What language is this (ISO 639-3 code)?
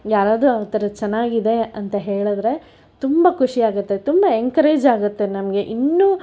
kan